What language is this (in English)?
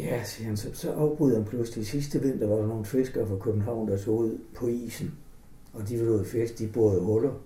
Danish